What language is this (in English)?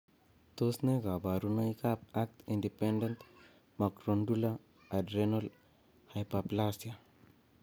Kalenjin